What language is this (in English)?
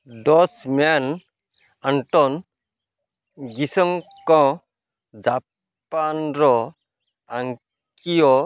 Odia